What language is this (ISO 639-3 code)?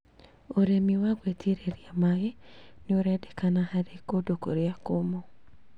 kik